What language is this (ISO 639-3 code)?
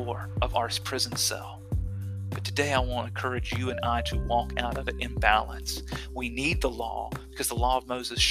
eng